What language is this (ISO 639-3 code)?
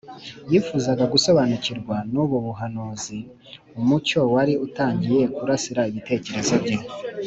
kin